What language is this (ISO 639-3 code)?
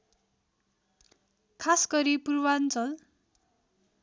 nep